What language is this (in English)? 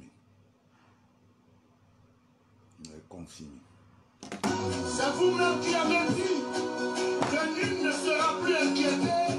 French